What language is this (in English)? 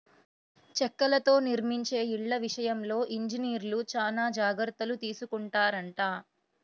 Telugu